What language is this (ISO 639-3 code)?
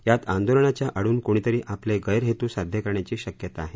mar